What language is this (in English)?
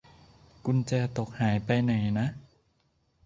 Thai